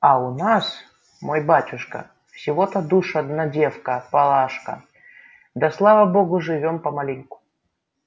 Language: Russian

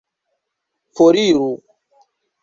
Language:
Esperanto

